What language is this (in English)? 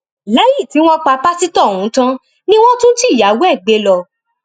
Yoruba